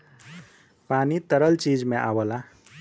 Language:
Bhojpuri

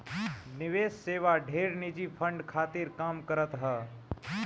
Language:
Bhojpuri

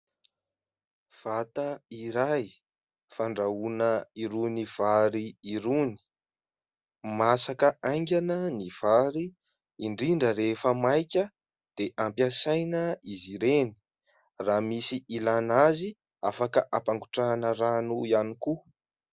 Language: Malagasy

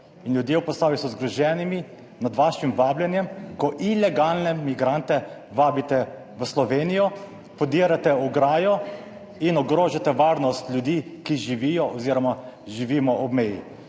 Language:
Slovenian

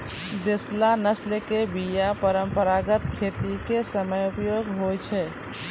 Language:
Maithili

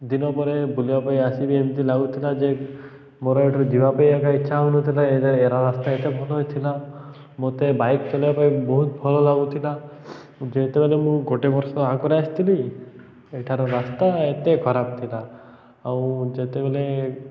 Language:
Odia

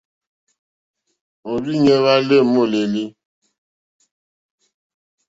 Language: Mokpwe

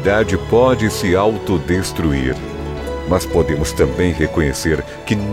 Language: Portuguese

